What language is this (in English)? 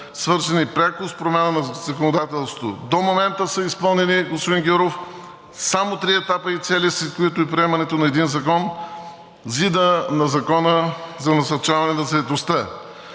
Bulgarian